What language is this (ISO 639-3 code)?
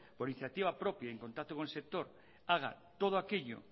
spa